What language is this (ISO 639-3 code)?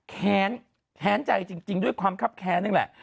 tha